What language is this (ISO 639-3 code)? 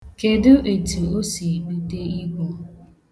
ibo